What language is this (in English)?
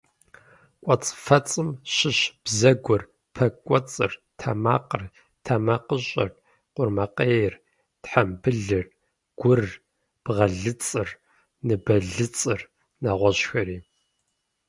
Kabardian